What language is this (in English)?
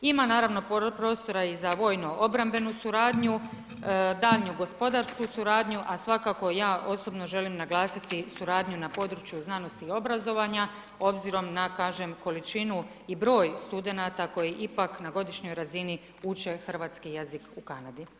Croatian